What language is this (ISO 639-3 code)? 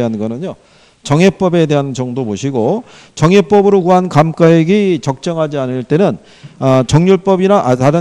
kor